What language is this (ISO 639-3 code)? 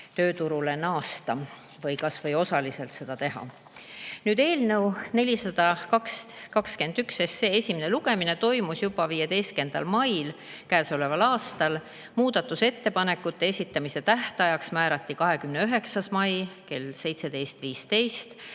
est